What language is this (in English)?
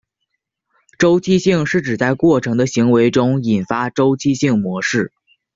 Chinese